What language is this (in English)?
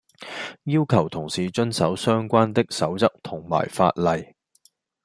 Cantonese